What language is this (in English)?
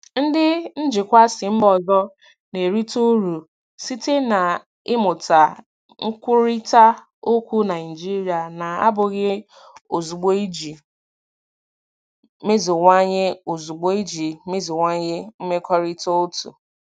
Igbo